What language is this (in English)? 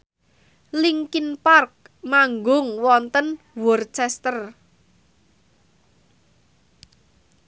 Javanese